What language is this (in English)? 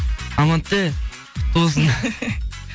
Kazakh